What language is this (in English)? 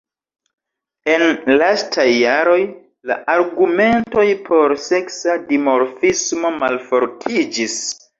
Esperanto